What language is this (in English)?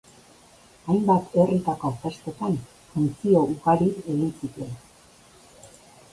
Basque